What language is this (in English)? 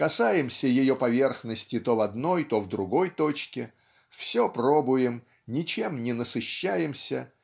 Russian